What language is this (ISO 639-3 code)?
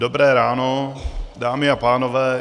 ces